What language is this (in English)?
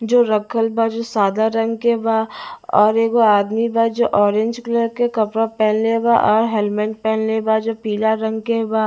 Bhojpuri